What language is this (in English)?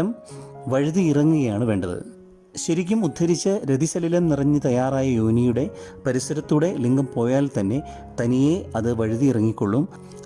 Malayalam